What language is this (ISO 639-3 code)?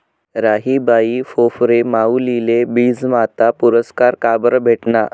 mar